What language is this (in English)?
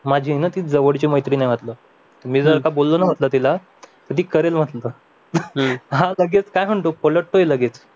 Marathi